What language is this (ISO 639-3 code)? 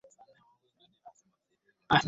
swa